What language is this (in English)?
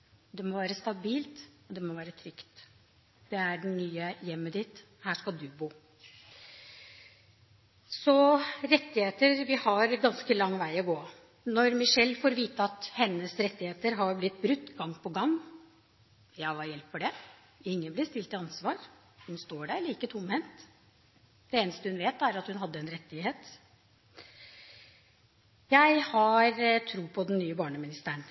Norwegian Bokmål